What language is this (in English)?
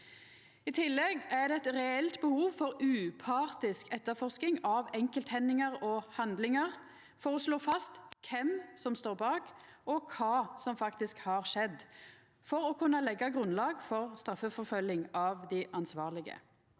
Norwegian